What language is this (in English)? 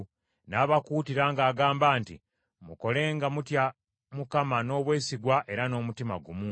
Ganda